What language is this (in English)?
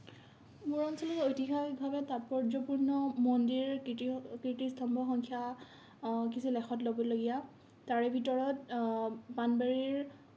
Assamese